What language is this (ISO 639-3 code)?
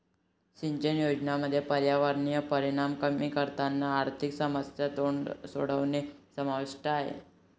mar